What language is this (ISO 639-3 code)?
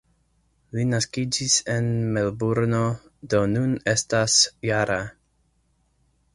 epo